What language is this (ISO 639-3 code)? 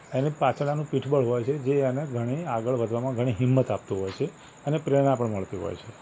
guj